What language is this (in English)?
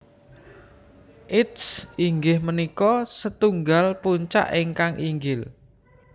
Javanese